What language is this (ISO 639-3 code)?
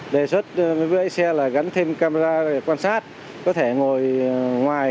vie